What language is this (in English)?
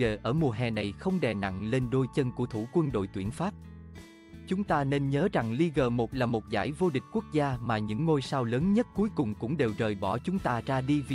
Vietnamese